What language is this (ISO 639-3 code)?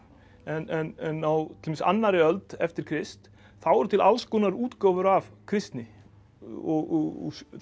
isl